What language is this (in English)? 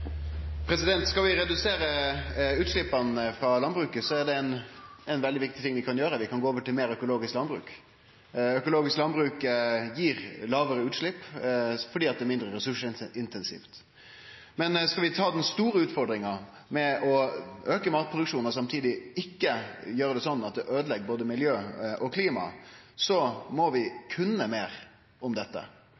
Norwegian Nynorsk